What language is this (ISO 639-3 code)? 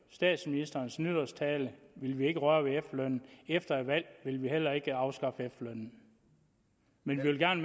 dan